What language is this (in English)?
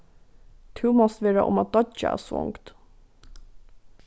Faroese